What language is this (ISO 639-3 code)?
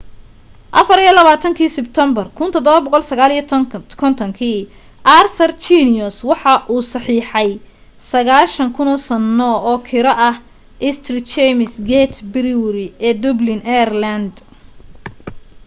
som